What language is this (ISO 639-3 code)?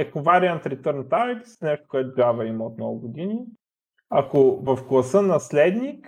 bul